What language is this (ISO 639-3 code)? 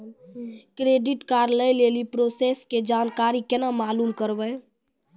mai